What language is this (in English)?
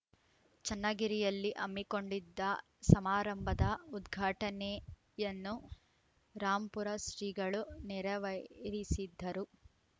Kannada